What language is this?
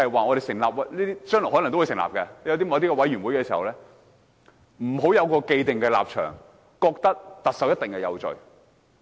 Cantonese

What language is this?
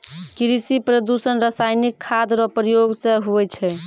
Maithili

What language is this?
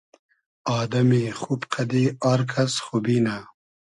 Hazaragi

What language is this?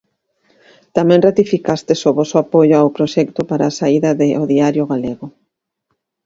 Galician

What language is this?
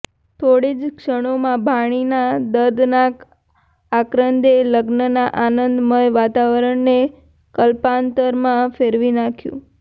Gujarati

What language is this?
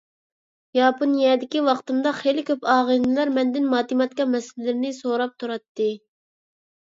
Uyghur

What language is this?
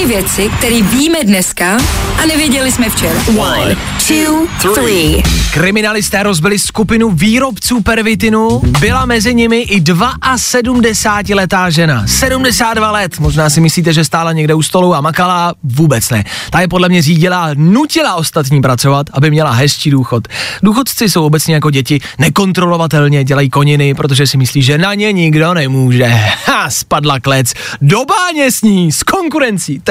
Czech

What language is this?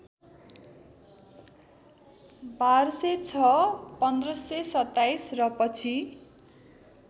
Nepali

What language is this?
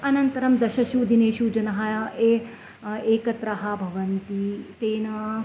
Sanskrit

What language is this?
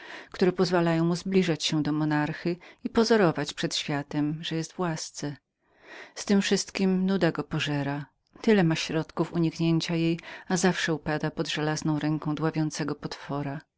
Polish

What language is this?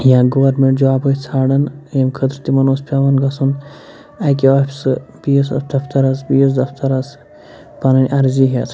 Kashmiri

